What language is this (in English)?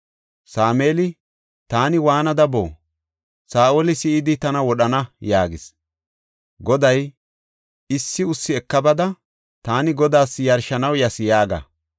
Gofa